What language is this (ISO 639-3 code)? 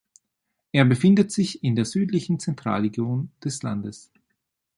deu